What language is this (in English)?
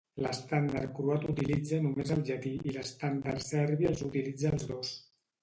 Catalan